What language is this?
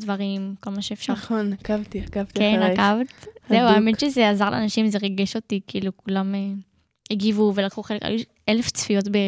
Hebrew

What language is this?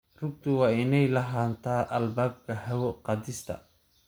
Somali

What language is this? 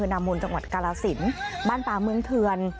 Thai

